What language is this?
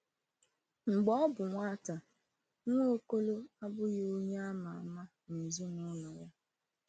Igbo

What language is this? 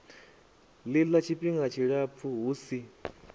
Venda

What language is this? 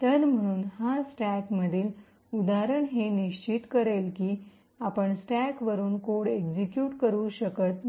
Marathi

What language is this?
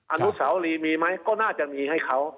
Thai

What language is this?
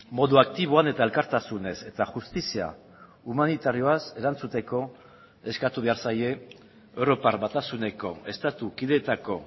Basque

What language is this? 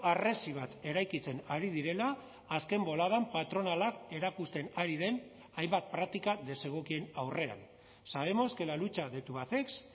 Basque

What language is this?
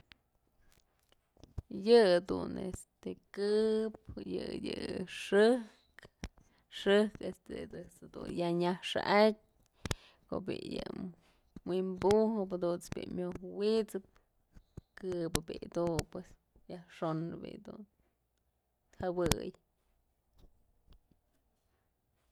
Mazatlán Mixe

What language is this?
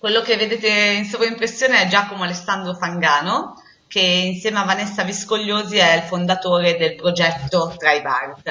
Italian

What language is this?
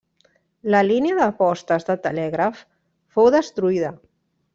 Catalan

